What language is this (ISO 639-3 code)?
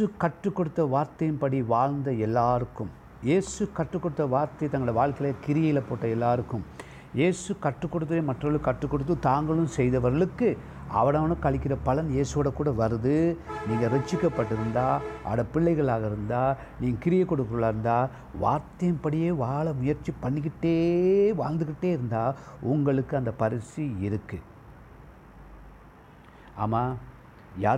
tam